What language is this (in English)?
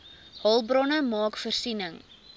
Afrikaans